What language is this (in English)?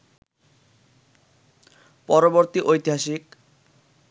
Bangla